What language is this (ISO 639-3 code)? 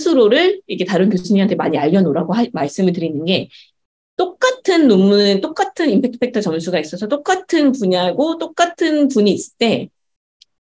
kor